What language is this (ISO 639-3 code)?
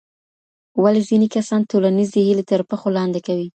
pus